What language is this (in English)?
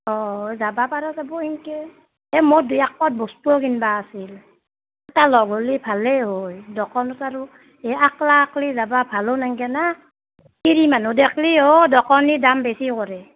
Assamese